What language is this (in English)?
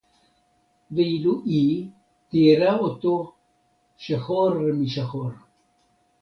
Hebrew